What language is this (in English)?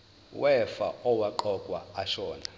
Zulu